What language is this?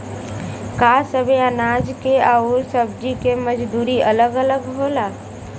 Bhojpuri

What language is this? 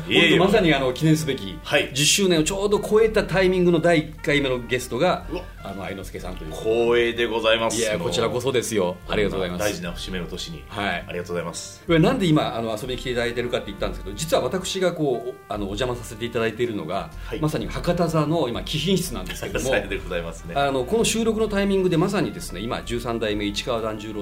Japanese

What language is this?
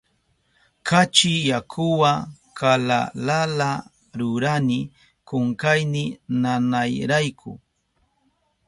Southern Pastaza Quechua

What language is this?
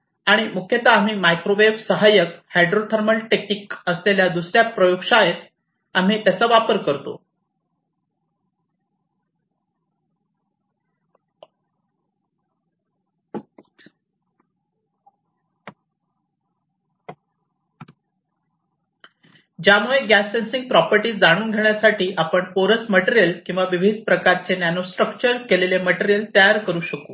Marathi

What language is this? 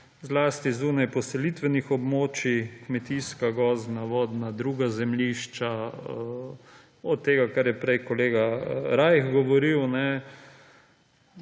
Slovenian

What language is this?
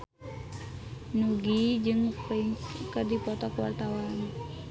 Sundanese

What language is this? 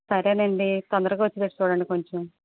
Telugu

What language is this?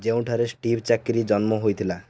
Odia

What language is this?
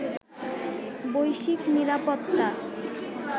Bangla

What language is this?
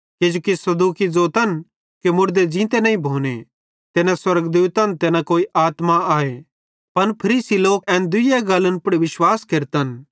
Bhadrawahi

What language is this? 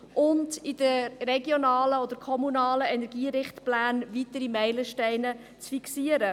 Swiss German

